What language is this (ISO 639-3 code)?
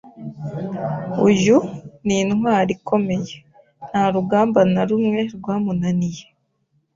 kin